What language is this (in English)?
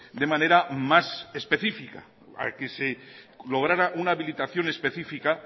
Spanish